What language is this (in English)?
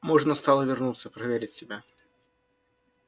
Russian